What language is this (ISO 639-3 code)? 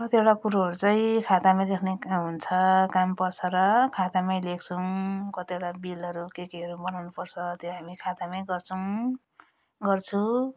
nep